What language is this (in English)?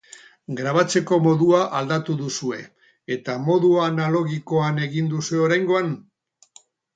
Basque